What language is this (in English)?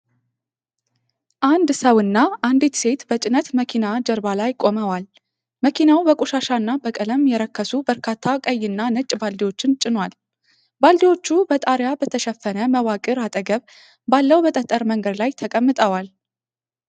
Amharic